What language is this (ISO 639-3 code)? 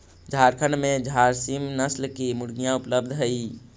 mag